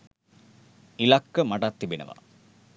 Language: Sinhala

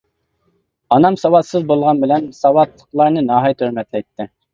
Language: Uyghur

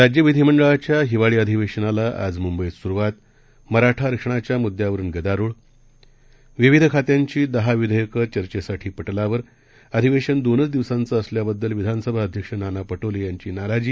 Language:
Marathi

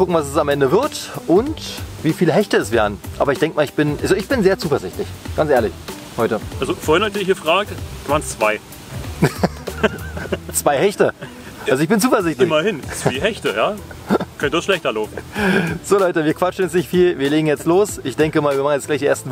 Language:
German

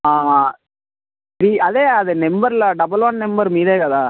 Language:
Telugu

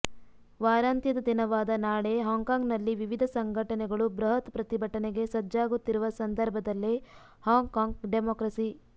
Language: Kannada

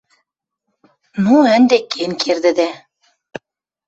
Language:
Western Mari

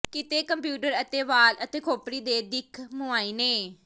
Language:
Punjabi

